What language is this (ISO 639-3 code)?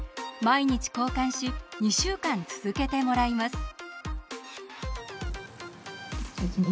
jpn